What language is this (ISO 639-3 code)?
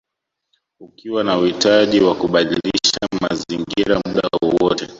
swa